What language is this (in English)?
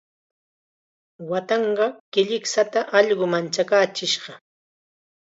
Chiquián Ancash Quechua